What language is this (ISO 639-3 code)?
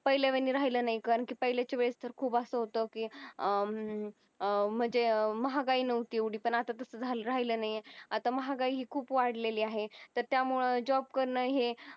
mar